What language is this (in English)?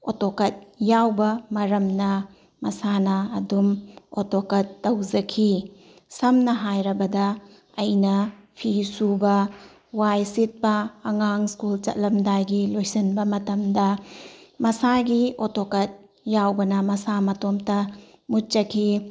Manipuri